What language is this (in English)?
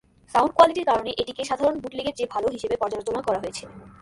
Bangla